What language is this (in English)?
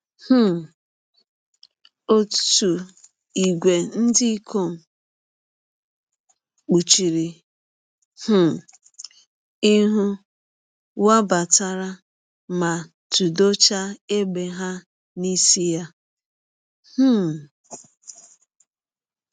Igbo